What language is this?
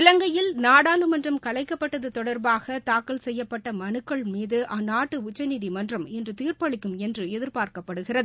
Tamil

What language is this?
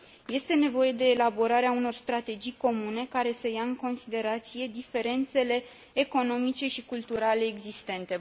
Romanian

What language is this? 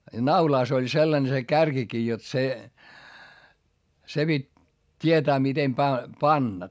Finnish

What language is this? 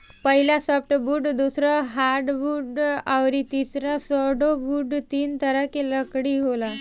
Bhojpuri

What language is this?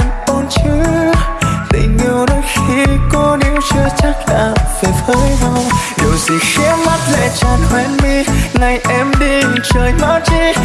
Vietnamese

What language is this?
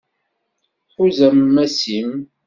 Kabyle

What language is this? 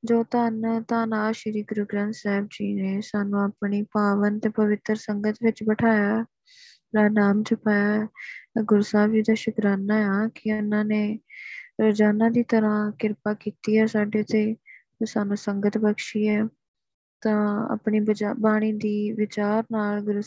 Punjabi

